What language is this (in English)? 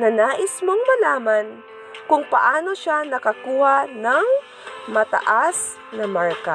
Filipino